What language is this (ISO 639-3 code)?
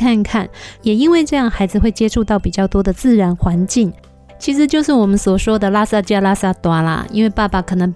zho